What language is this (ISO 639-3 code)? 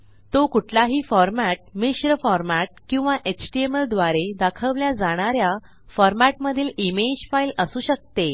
mar